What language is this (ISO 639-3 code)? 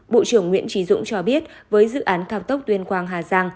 vie